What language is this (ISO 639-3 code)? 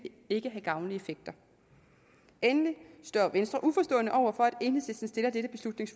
dan